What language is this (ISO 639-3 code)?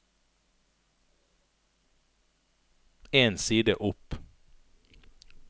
nor